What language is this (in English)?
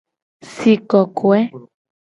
Gen